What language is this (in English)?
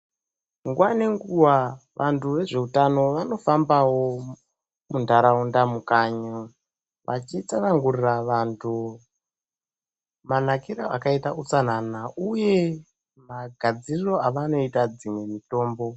Ndau